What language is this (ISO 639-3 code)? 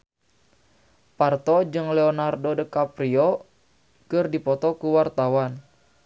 sun